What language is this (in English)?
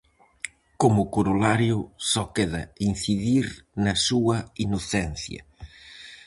Galician